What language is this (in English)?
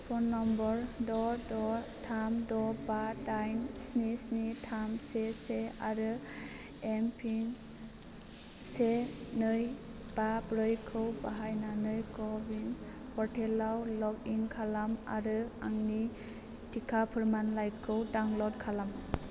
Bodo